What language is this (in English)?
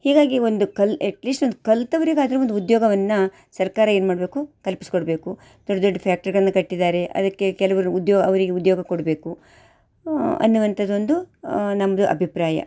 Kannada